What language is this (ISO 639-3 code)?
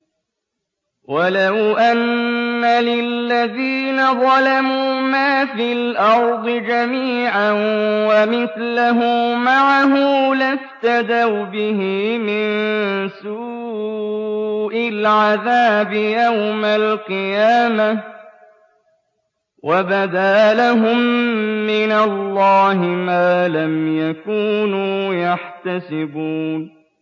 ara